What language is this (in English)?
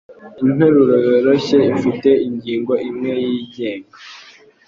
Kinyarwanda